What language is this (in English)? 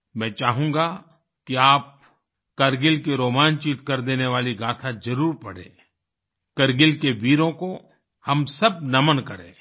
Hindi